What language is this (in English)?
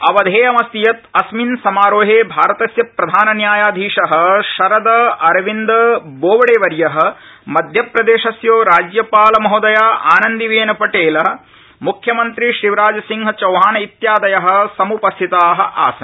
Sanskrit